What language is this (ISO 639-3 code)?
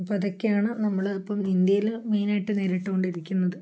mal